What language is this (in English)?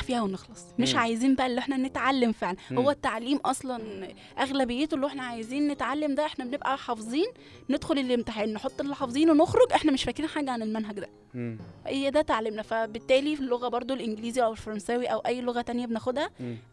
Arabic